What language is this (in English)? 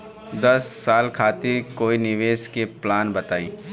Bhojpuri